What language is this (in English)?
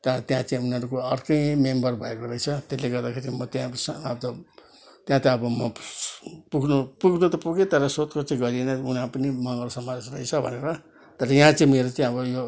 Nepali